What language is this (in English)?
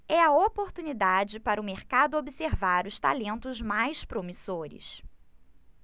Portuguese